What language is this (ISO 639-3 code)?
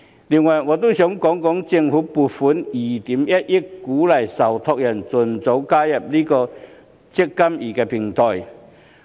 yue